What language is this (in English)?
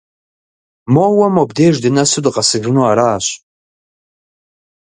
Kabardian